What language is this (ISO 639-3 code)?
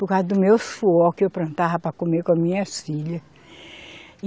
por